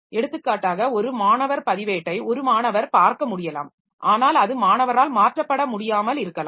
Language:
Tamil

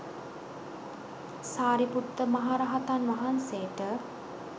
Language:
Sinhala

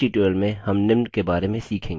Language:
Hindi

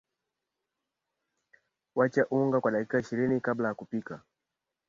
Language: Swahili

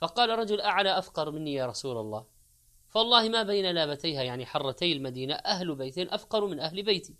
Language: Arabic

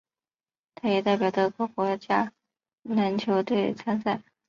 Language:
Chinese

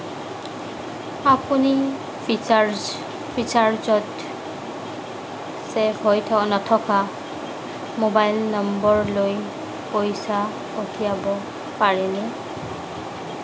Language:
Assamese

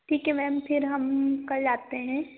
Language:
Hindi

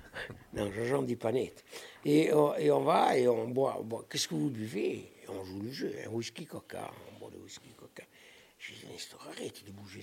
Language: French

